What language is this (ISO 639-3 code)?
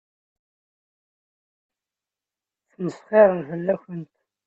kab